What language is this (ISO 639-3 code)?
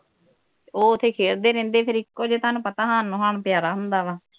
pan